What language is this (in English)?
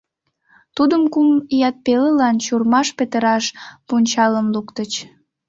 Mari